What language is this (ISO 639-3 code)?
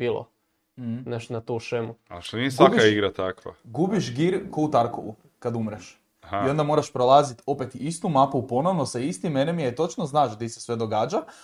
hrv